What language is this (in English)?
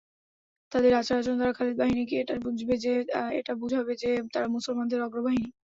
Bangla